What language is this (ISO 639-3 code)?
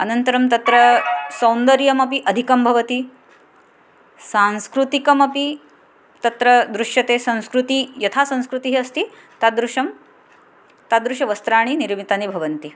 san